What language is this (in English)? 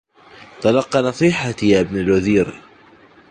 Arabic